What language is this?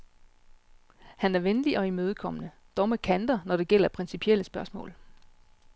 Danish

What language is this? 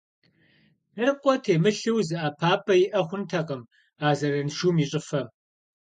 Kabardian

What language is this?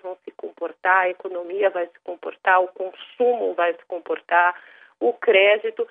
Portuguese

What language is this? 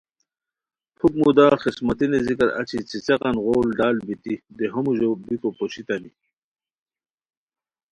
Khowar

